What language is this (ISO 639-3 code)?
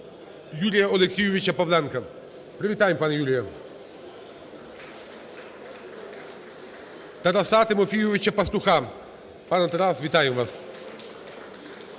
ukr